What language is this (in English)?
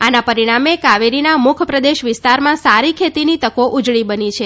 Gujarati